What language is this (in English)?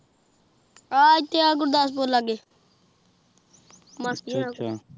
Punjabi